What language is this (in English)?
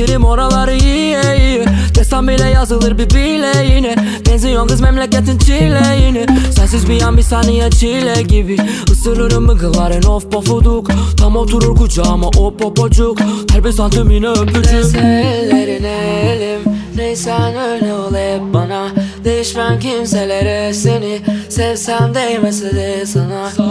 Turkish